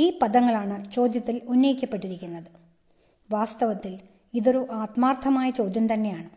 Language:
Malayalam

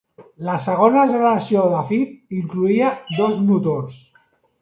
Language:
Catalan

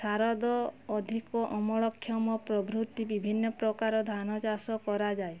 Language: Odia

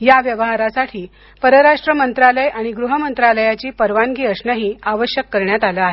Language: Marathi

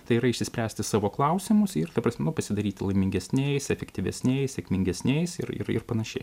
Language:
Lithuanian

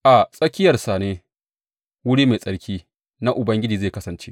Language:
Hausa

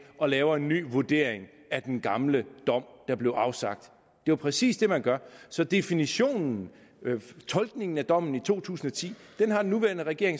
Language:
Danish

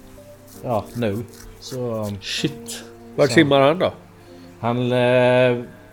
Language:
Swedish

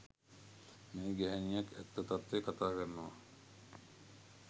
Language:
Sinhala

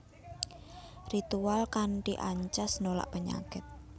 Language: Javanese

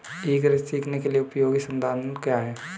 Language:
Hindi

